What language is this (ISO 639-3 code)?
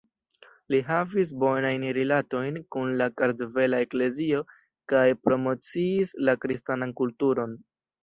epo